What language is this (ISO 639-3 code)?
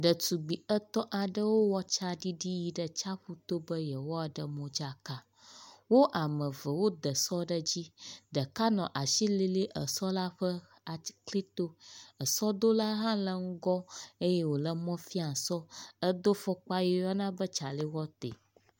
ewe